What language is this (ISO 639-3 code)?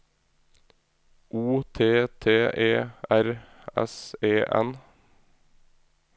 nor